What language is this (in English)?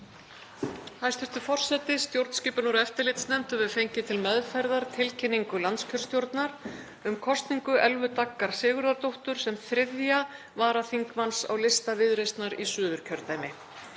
Icelandic